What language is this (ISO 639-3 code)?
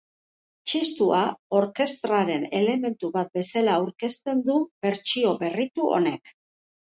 eus